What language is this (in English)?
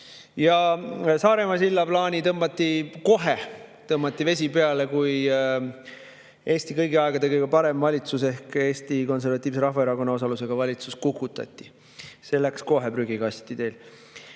Estonian